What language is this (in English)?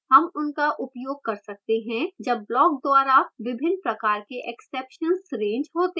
Hindi